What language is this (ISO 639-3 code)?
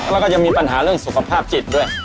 tha